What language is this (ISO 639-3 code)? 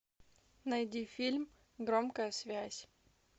rus